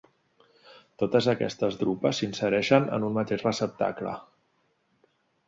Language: Catalan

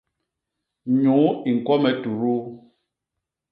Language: Basaa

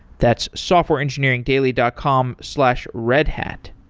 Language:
English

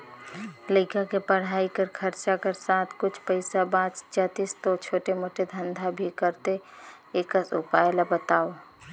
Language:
Chhattisgarhi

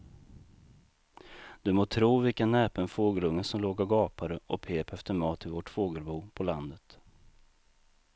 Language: Swedish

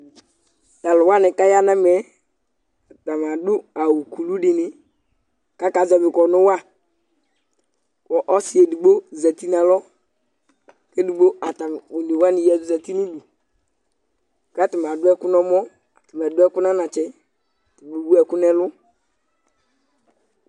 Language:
Ikposo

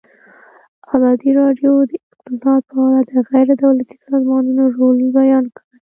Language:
Pashto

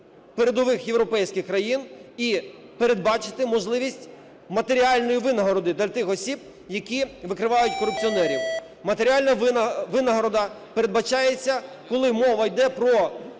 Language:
Ukrainian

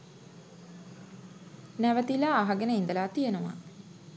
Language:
Sinhala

